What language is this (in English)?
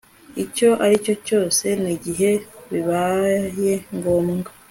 Kinyarwanda